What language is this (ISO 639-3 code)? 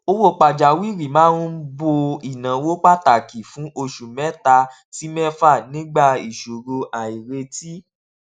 yor